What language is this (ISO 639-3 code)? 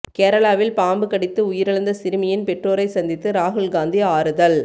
tam